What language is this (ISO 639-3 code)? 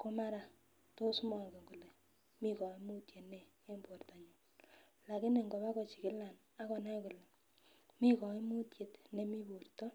kln